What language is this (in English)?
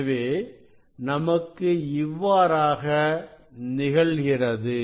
Tamil